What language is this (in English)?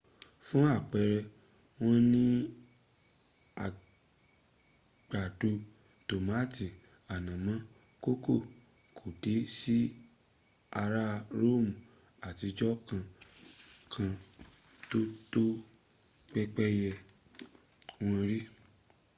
Yoruba